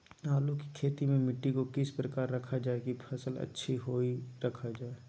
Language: Magahi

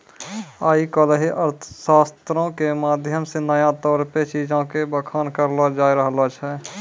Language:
Maithili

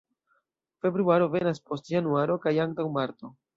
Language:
Esperanto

